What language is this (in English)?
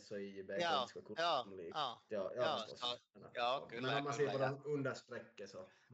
Swedish